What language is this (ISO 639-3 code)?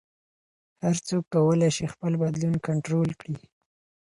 pus